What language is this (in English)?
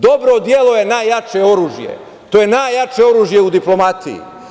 Serbian